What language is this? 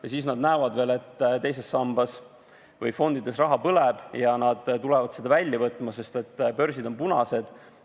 Estonian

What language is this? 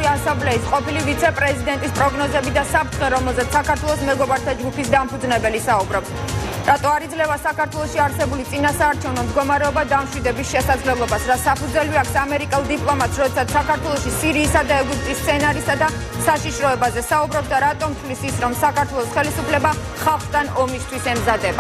Romanian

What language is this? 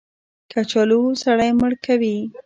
Pashto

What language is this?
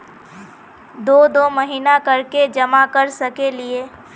Magahi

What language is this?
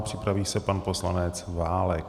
Czech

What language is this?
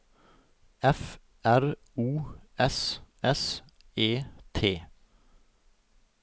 Norwegian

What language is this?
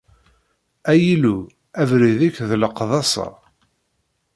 Kabyle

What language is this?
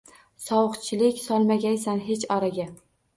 Uzbek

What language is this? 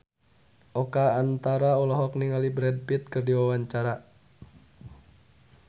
Sundanese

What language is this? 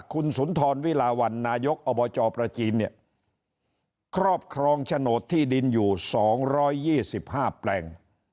Thai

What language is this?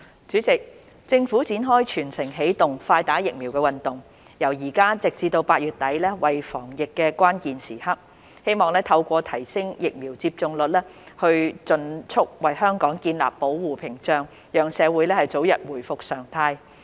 Cantonese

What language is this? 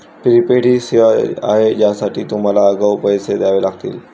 Marathi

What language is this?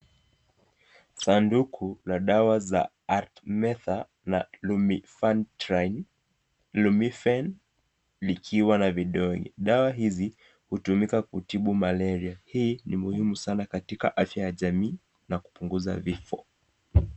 Swahili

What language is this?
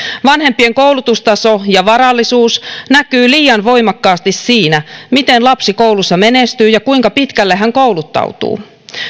Finnish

